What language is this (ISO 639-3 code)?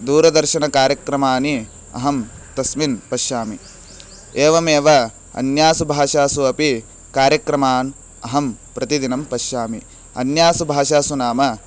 san